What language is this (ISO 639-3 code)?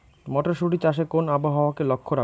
ben